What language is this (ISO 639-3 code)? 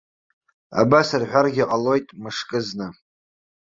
abk